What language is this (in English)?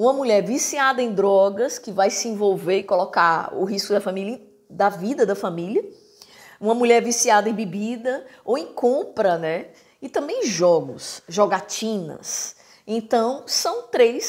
Portuguese